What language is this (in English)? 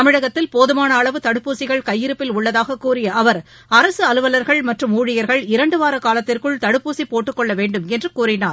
Tamil